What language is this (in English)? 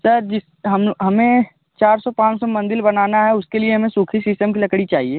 Hindi